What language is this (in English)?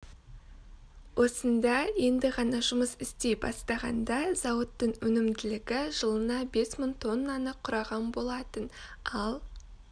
Kazakh